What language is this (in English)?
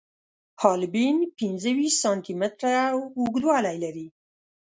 Pashto